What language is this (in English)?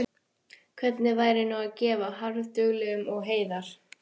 Icelandic